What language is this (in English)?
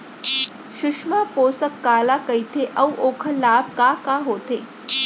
Chhattisgarhi